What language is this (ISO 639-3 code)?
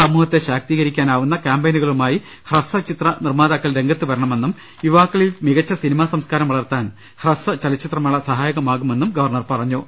mal